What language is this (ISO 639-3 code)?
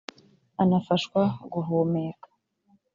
kin